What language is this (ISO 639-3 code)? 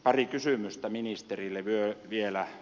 fin